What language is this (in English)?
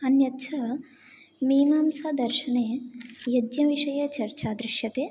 Sanskrit